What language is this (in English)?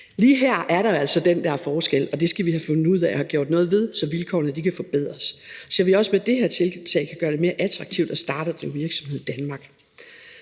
Danish